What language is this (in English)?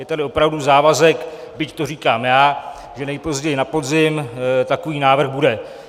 Czech